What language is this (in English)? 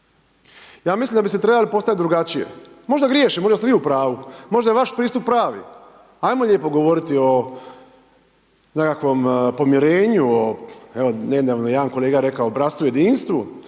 Croatian